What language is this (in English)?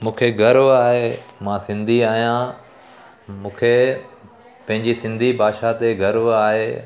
Sindhi